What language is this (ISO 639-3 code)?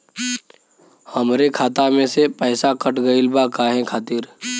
bho